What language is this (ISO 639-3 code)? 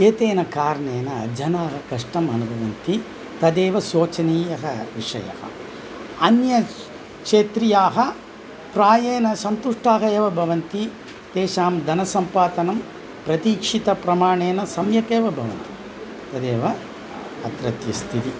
san